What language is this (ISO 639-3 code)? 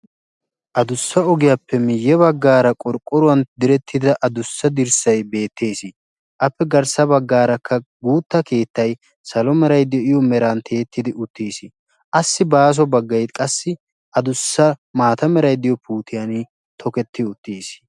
wal